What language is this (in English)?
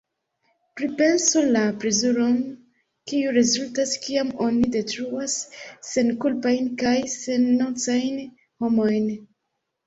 Esperanto